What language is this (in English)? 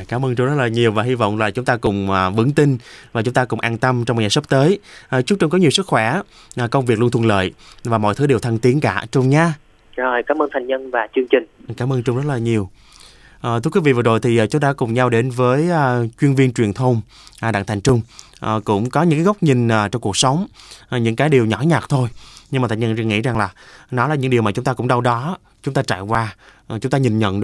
Vietnamese